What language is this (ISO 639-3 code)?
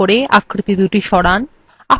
ben